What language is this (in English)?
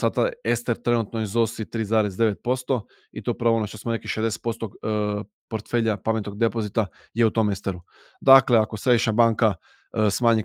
Croatian